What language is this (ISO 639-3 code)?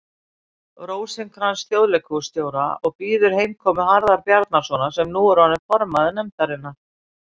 isl